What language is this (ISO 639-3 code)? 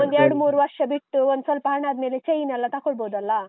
kan